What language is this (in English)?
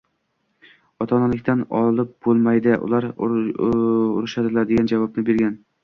Uzbek